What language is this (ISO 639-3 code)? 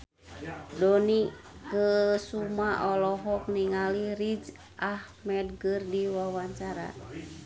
sun